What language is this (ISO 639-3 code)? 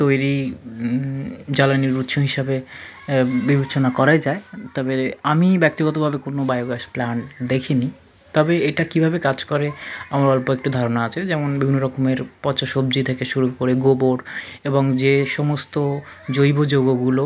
ben